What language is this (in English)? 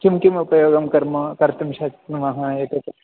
Sanskrit